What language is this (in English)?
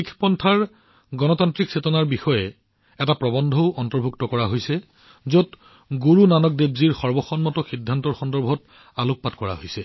Assamese